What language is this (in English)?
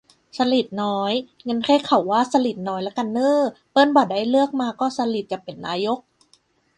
Thai